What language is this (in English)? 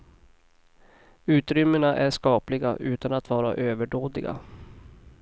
Swedish